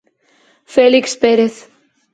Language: Galician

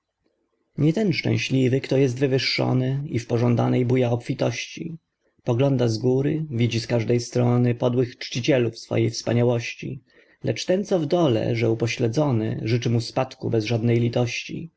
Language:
Polish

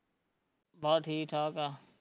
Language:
Punjabi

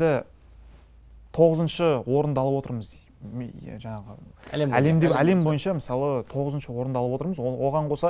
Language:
Turkish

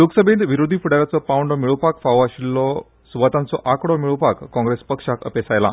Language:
Konkani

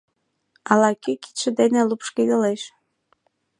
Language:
Mari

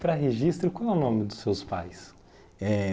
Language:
Portuguese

